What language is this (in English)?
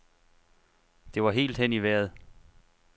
Danish